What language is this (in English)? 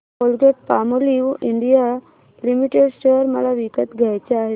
Marathi